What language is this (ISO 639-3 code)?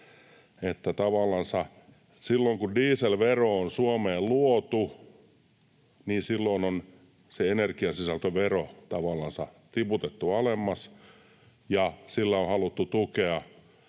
fin